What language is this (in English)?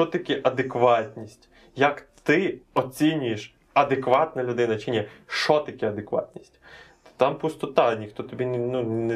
Ukrainian